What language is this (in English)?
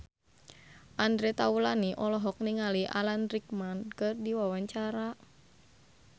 Sundanese